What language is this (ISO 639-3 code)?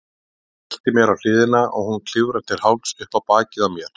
isl